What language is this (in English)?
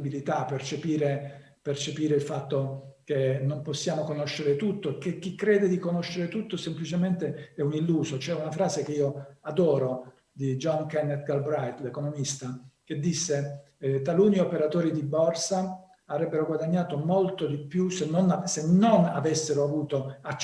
Italian